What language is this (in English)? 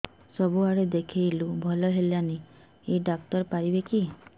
Odia